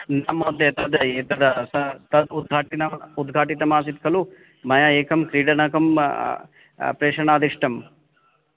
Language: Sanskrit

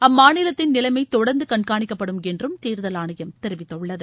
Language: Tamil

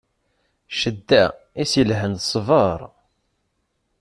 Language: Kabyle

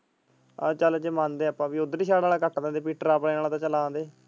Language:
Punjabi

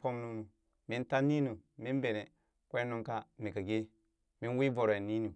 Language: Burak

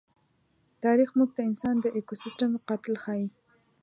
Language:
Pashto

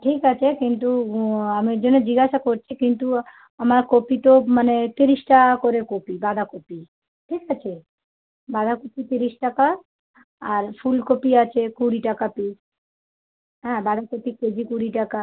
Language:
Bangla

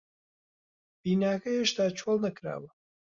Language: Central Kurdish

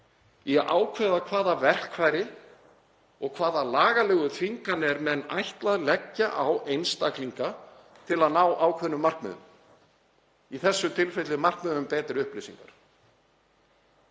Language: Icelandic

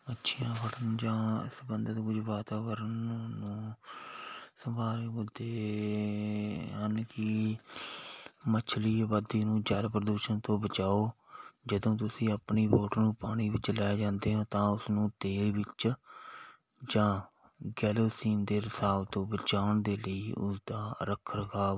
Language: Punjabi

